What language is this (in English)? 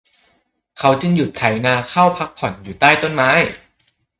Thai